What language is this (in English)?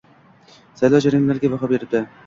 Uzbek